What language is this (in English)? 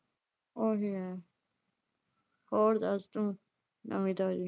Punjabi